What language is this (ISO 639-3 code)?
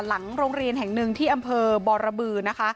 tha